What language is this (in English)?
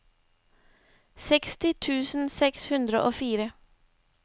Norwegian